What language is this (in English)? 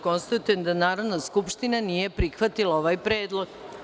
Serbian